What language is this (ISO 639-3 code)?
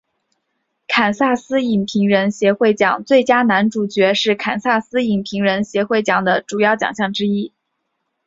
zho